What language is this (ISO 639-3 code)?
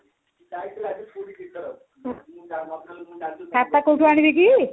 ori